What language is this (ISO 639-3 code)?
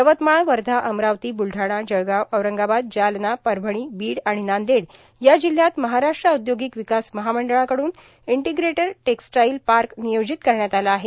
mar